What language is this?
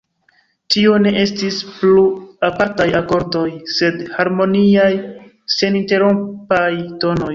Esperanto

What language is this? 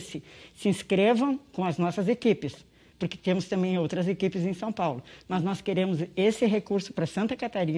Portuguese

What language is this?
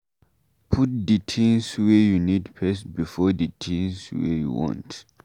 Nigerian Pidgin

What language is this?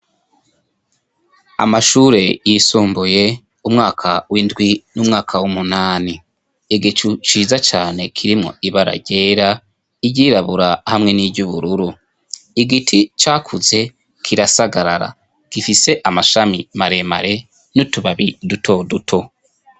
Rundi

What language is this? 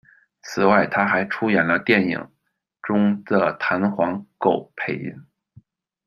Chinese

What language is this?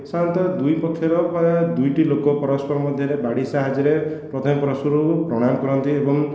Odia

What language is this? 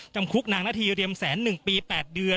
Thai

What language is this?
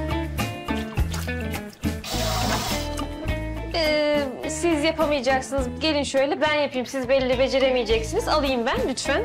Turkish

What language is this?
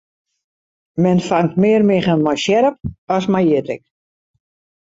Western Frisian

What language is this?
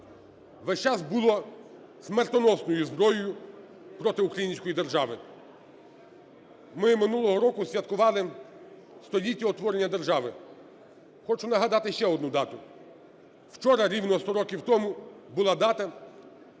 Ukrainian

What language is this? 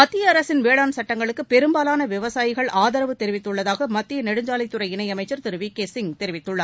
Tamil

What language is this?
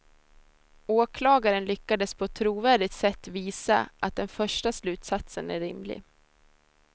Swedish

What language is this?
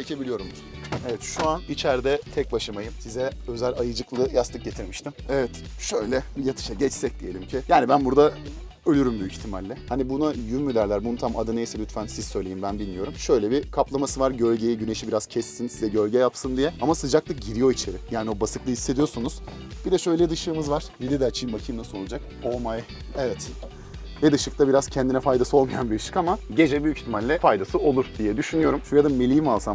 Turkish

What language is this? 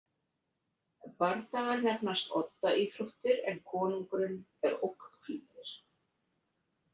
Icelandic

